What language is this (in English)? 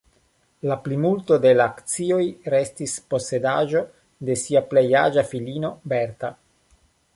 Esperanto